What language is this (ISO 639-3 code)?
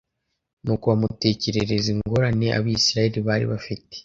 kin